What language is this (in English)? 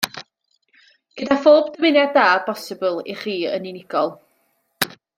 Welsh